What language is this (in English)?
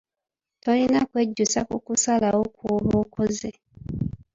Ganda